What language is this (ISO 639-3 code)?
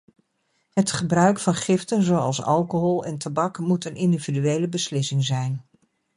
nld